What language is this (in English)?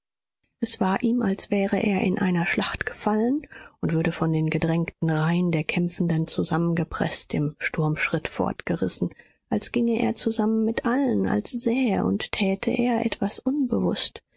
German